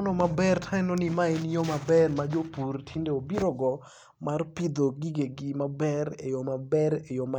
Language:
Luo (Kenya and Tanzania)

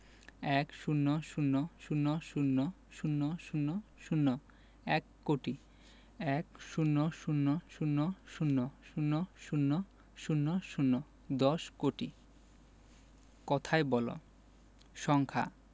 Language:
Bangla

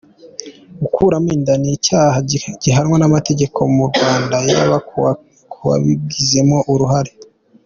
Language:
Kinyarwanda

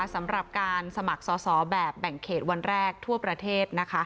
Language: Thai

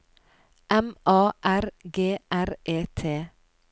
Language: Norwegian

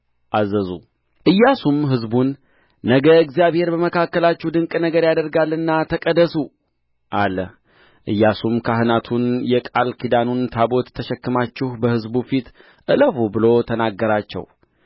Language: Amharic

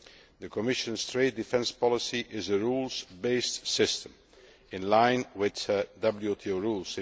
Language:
English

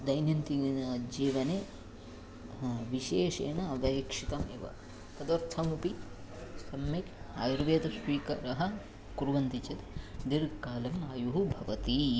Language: Sanskrit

